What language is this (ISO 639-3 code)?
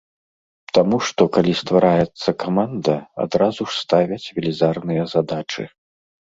bel